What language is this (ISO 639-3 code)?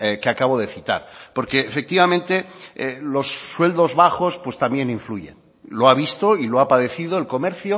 spa